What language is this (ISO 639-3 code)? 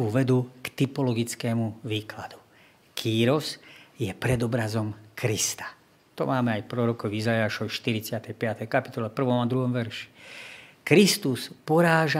slk